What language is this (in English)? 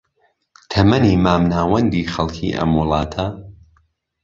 Central Kurdish